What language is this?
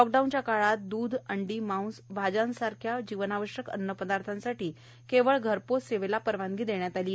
Marathi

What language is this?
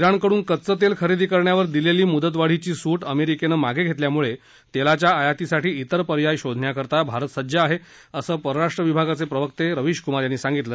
Marathi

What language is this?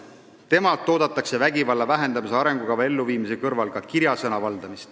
Estonian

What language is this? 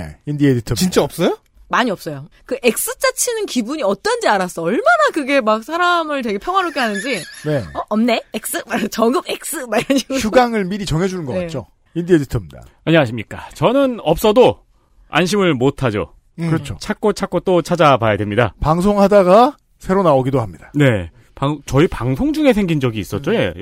Korean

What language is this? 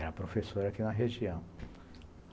Portuguese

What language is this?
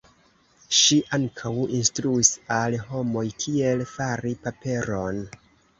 Esperanto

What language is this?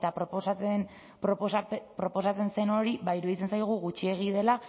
Basque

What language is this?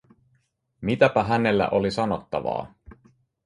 Finnish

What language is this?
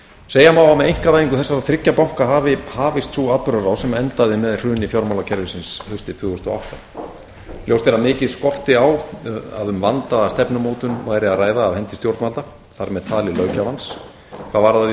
Icelandic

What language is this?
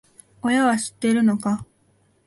Japanese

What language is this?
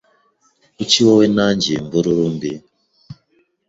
Kinyarwanda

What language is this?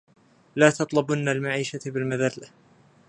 Arabic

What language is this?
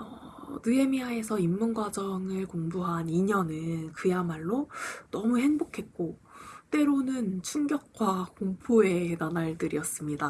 Korean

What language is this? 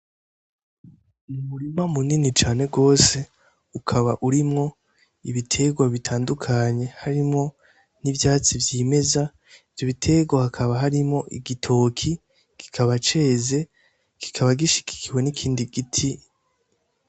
Rundi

